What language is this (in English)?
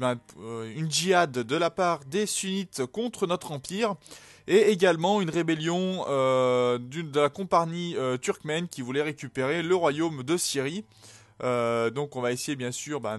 French